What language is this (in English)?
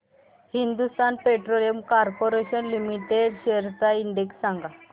Marathi